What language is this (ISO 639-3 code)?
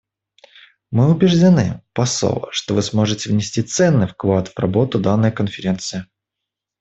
rus